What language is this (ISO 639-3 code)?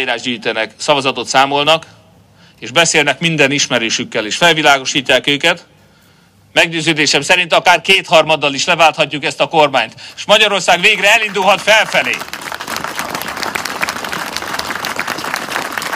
hun